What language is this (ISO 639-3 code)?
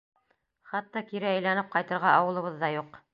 bak